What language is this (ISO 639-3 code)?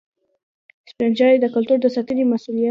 pus